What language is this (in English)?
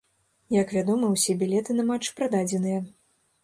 Belarusian